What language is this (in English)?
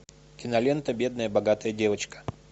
Russian